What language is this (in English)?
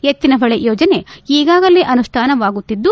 Kannada